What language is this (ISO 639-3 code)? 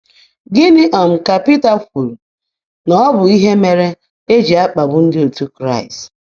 ibo